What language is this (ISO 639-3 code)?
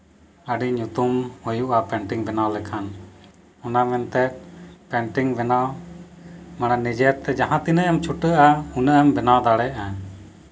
sat